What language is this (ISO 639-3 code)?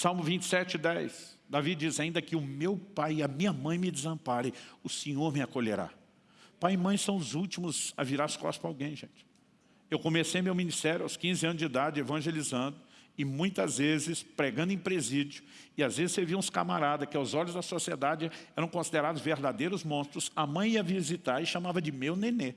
por